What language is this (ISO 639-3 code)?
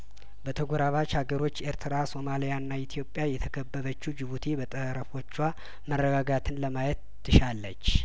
amh